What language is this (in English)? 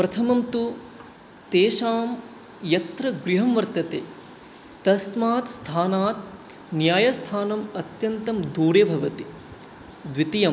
Sanskrit